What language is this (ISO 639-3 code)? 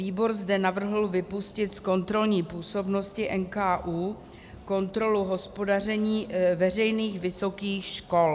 ces